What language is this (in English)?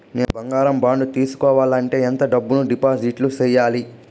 Telugu